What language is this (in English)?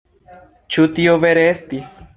Esperanto